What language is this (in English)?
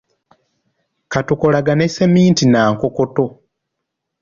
Ganda